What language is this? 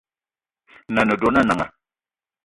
Eton (Cameroon)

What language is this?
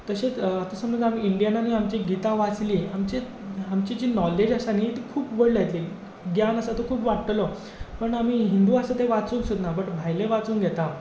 Konkani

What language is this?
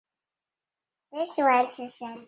Chinese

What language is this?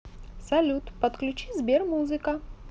Russian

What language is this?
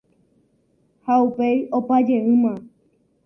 Guarani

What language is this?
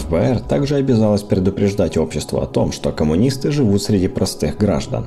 Russian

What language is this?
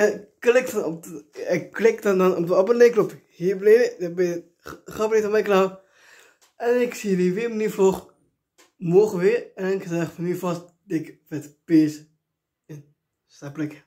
Dutch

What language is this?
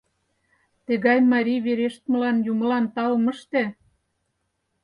Mari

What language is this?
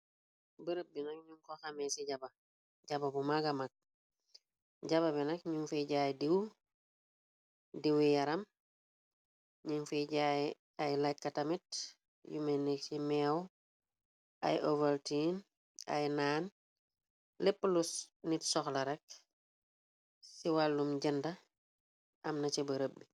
Wolof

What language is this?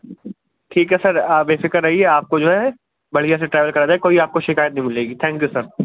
Urdu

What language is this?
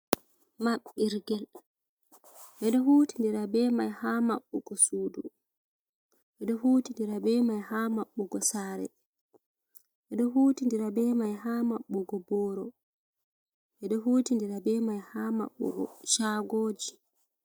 Fula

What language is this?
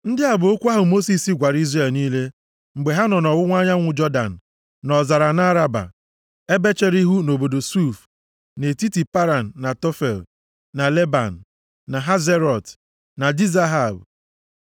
Igbo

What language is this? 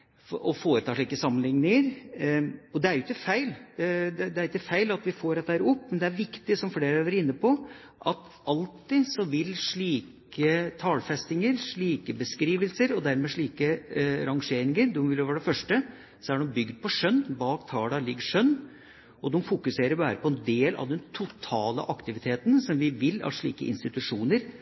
Norwegian Bokmål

